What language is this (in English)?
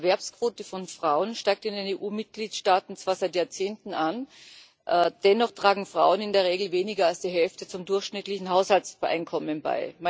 German